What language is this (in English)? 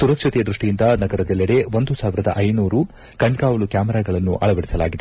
Kannada